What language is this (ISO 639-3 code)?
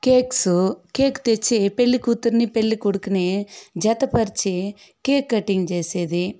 tel